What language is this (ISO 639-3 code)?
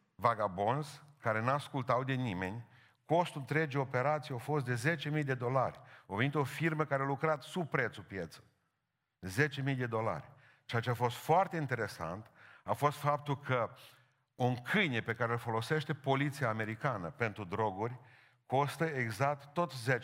ron